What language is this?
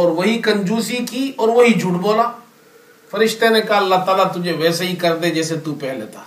Urdu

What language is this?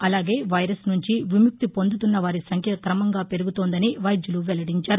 Telugu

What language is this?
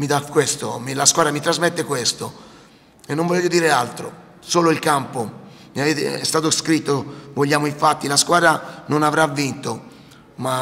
Italian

